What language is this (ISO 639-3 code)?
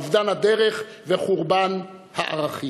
heb